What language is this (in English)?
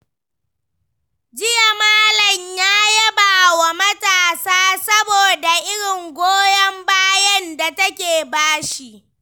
Hausa